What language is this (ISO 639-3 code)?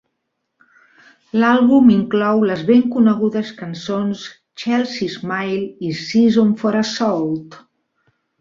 cat